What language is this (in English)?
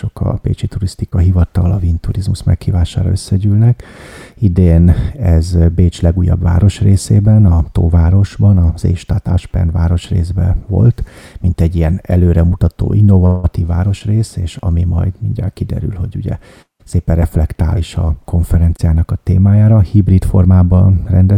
Hungarian